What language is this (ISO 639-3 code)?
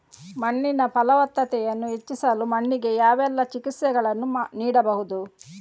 kan